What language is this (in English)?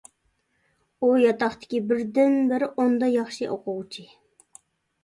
Uyghur